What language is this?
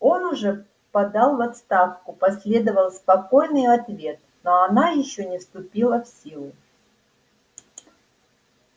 Russian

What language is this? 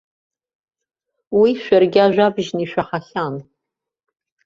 Abkhazian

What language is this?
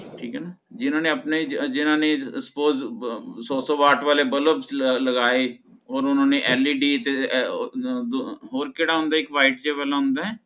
Punjabi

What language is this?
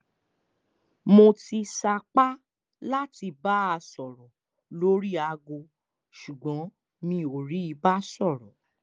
Yoruba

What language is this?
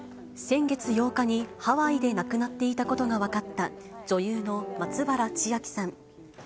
Japanese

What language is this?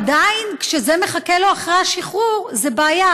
Hebrew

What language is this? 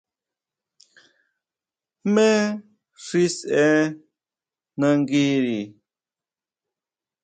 Huautla Mazatec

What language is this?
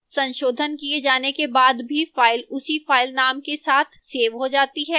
Hindi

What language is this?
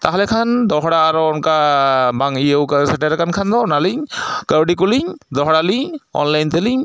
Santali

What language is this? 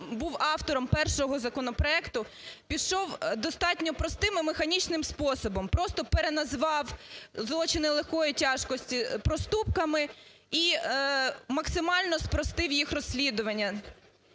Ukrainian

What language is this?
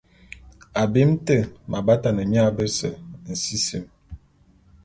Bulu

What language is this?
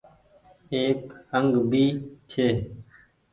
Goaria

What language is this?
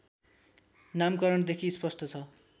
Nepali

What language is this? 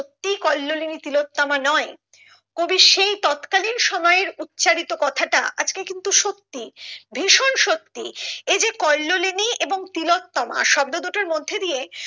Bangla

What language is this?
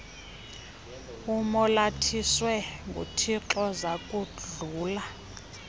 Xhosa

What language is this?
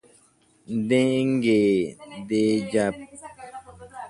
Guarani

